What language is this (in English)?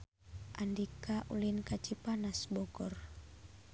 Sundanese